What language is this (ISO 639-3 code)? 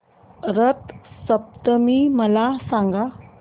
mar